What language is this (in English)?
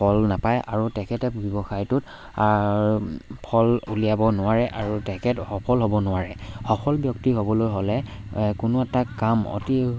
Assamese